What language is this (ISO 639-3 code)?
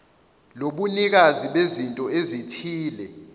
zul